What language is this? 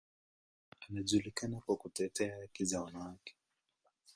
Swahili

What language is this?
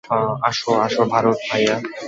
Bangla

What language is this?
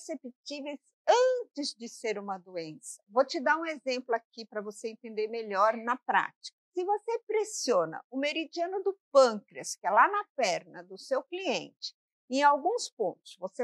Portuguese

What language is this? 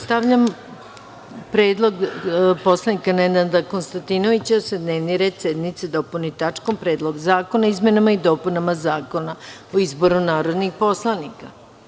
Serbian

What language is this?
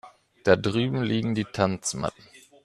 German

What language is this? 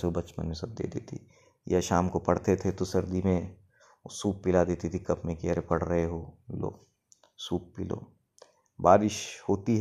Hindi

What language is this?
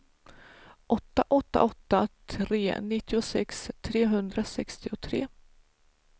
Swedish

